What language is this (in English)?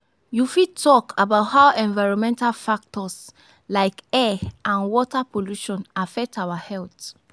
Nigerian Pidgin